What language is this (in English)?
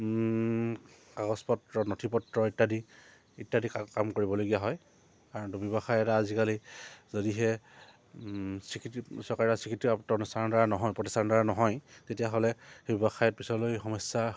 Assamese